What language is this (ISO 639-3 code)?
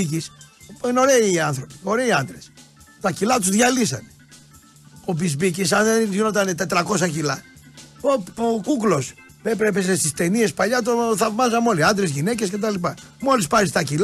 ell